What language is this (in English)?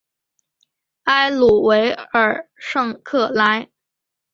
Chinese